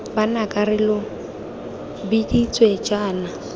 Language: Tswana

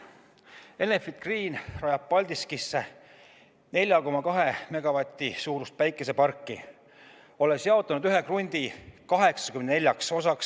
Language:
Estonian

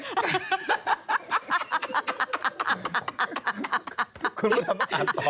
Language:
Thai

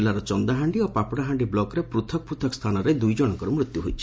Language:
Odia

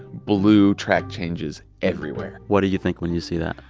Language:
English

